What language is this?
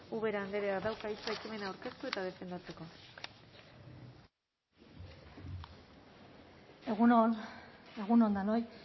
Basque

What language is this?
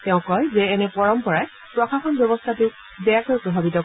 Assamese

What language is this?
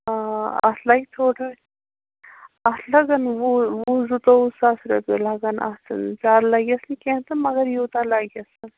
Kashmiri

